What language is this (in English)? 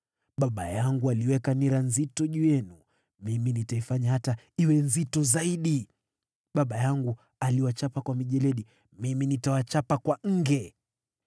Swahili